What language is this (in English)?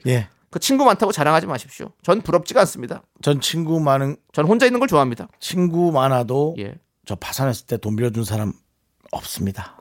Korean